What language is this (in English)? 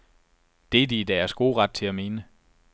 Danish